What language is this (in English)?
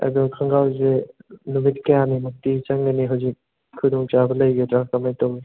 Manipuri